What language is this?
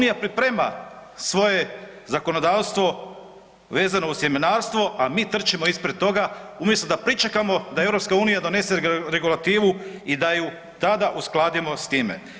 Croatian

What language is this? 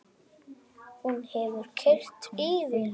Icelandic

